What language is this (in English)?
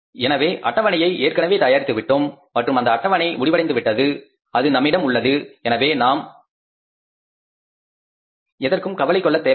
Tamil